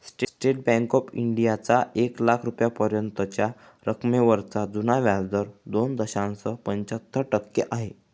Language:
Marathi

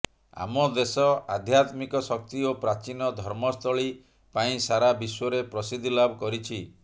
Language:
Odia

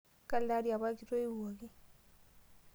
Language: Masai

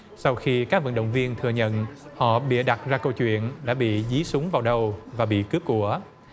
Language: Vietnamese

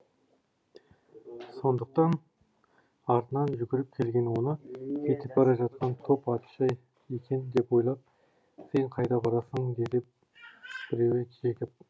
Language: Kazakh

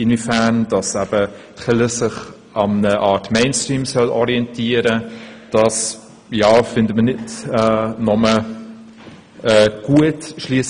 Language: Swiss German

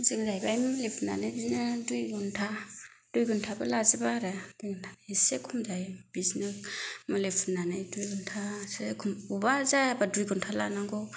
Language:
Bodo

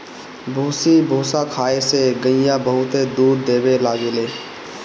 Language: Bhojpuri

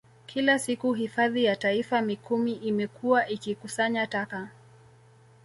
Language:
Swahili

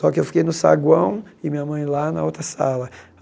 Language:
Portuguese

